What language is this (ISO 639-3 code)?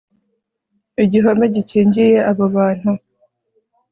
kin